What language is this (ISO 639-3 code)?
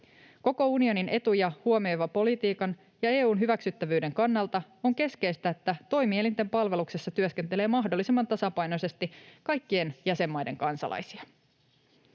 fin